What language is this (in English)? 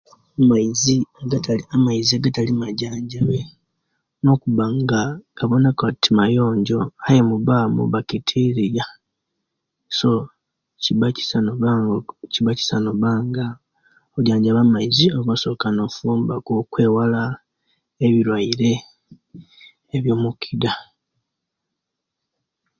Kenyi